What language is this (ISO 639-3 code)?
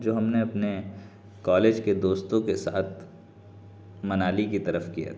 urd